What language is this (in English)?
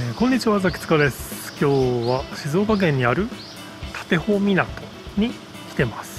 Japanese